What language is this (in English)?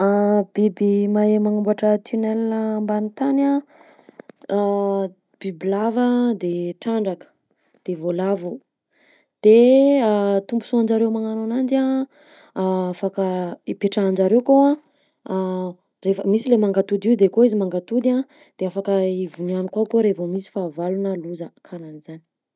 Southern Betsimisaraka Malagasy